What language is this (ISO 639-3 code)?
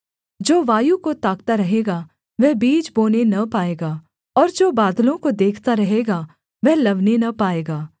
hin